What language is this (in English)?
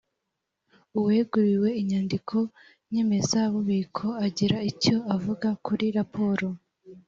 Kinyarwanda